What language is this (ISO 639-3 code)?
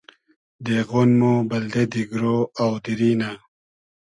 haz